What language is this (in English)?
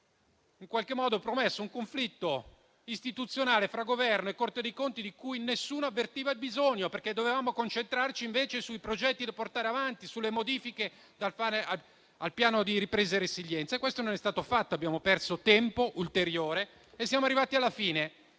Italian